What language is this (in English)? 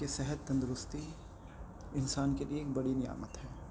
Urdu